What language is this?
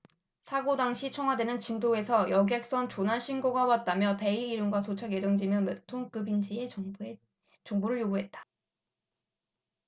Korean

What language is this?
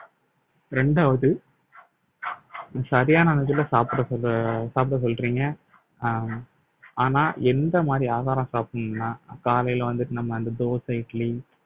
Tamil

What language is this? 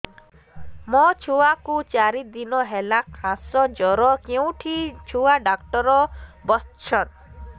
Odia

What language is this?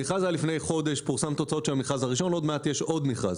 Hebrew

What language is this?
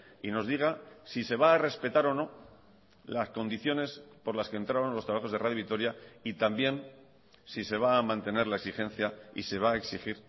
Spanish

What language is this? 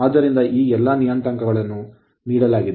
Kannada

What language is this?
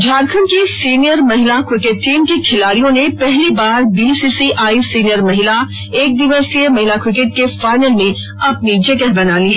Hindi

